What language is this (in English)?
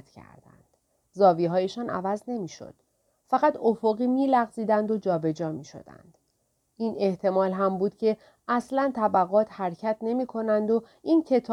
Persian